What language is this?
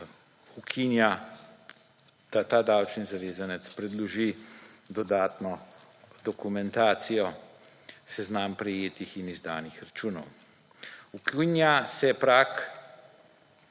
Slovenian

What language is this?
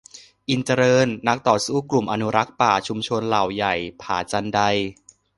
Thai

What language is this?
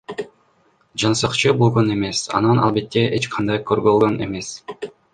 Kyrgyz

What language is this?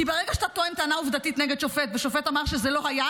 Hebrew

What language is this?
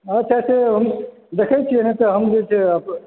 Maithili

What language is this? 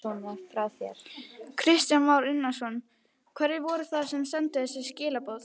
Icelandic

